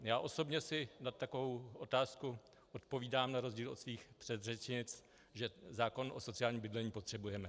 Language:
Czech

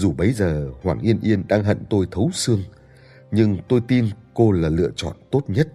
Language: Vietnamese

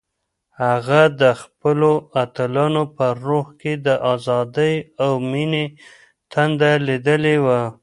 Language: Pashto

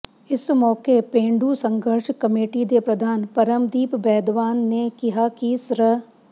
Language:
Punjabi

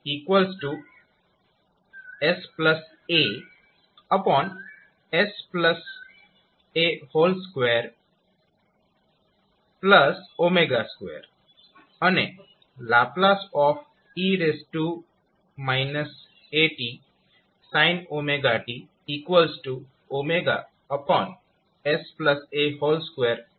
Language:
Gujarati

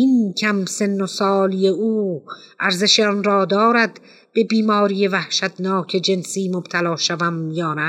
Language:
Persian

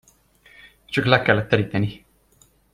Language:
Hungarian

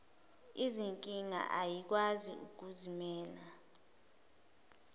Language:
Zulu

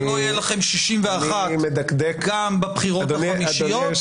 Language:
Hebrew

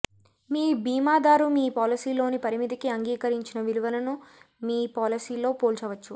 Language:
Telugu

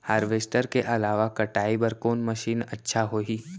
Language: Chhattisgarhi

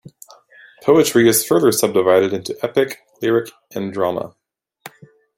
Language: English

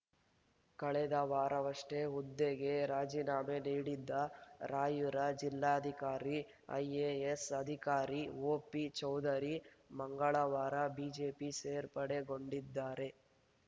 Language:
Kannada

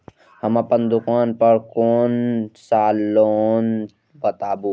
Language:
Maithili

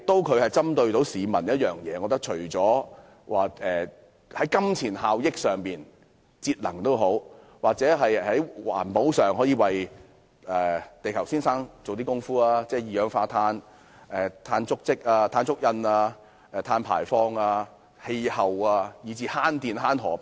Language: Cantonese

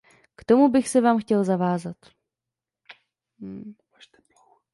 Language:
Czech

